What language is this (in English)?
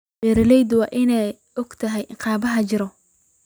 Somali